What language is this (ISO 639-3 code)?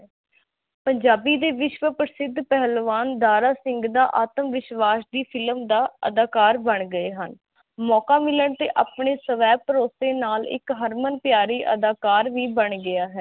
pan